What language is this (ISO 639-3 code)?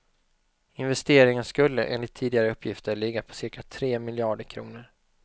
swe